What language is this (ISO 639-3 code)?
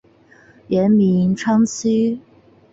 zho